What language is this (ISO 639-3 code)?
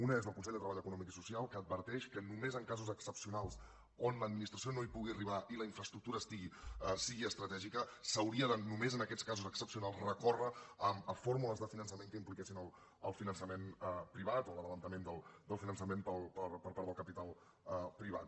cat